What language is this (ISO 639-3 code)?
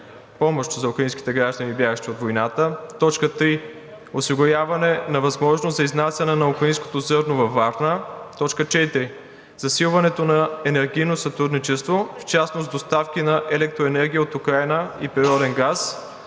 bul